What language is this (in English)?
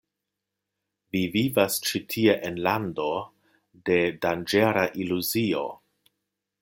Esperanto